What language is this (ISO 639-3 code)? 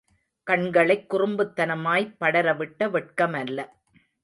tam